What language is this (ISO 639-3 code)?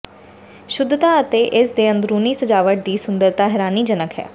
pan